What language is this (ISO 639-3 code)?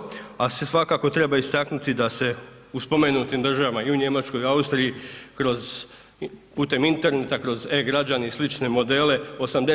hrv